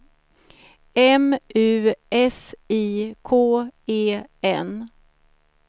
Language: Swedish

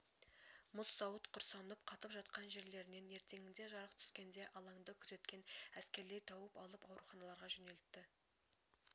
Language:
Kazakh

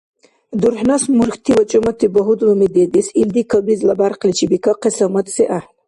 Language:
Dargwa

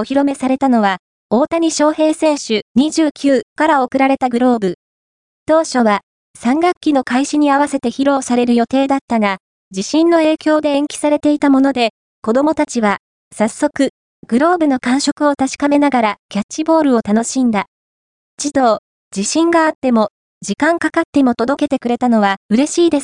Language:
Japanese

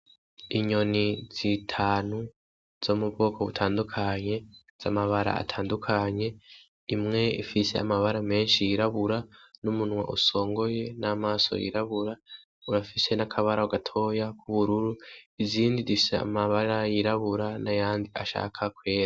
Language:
Rundi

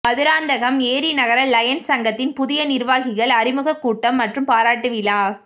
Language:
Tamil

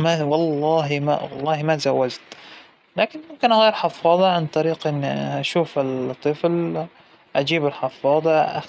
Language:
Hijazi Arabic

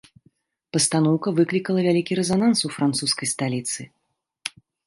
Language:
Belarusian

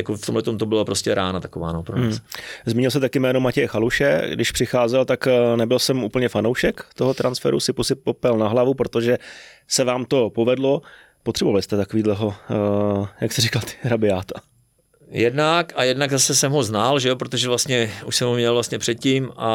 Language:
Czech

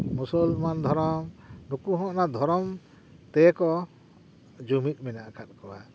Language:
Santali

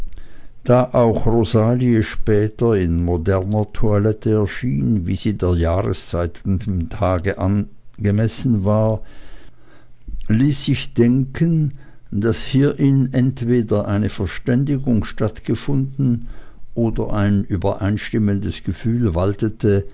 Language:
German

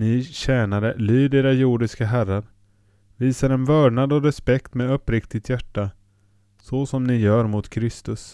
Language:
Swedish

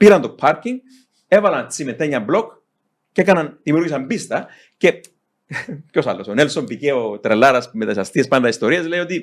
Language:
Greek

